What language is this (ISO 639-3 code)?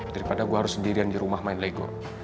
ind